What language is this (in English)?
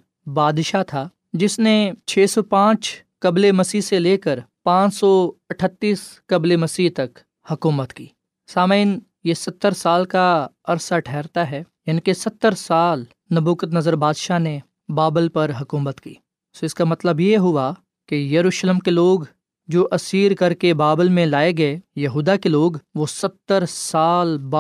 Urdu